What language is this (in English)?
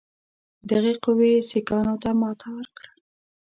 Pashto